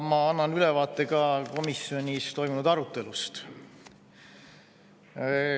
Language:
Estonian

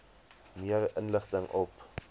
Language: Afrikaans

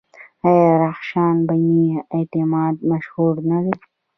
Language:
Pashto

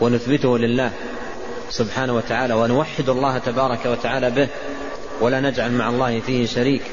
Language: Arabic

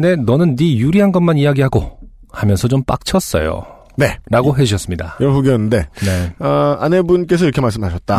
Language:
Korean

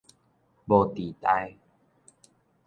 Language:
Min Nan Chinese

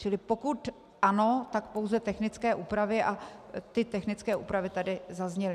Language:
Czech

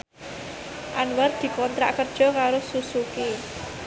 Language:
Javanese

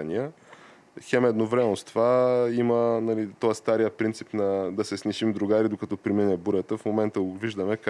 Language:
Bulgarian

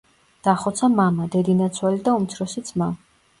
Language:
Georgian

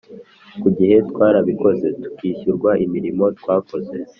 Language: Kinyarwanda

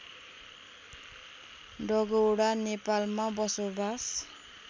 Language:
Nepali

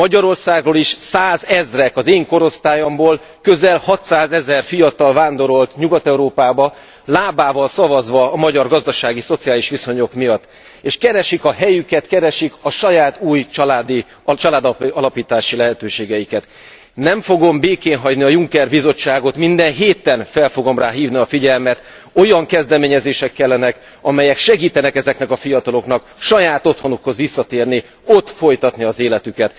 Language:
Hungarian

